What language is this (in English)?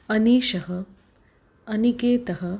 Sanskrit